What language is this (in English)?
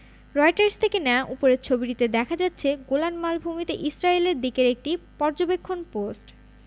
Bangla